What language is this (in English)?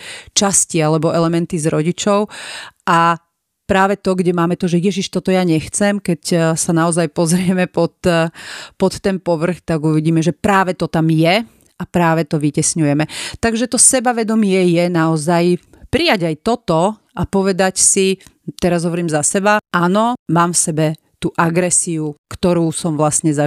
Slovak